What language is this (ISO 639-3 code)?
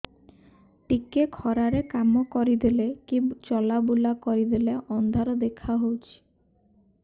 ori